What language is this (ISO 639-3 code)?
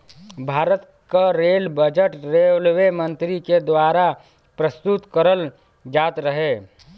bho